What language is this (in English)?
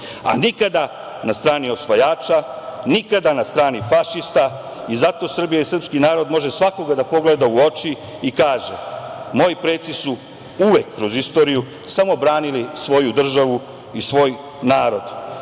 Serbian